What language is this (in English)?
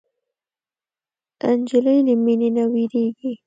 Pashto